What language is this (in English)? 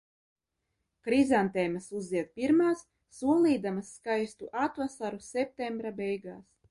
Latvian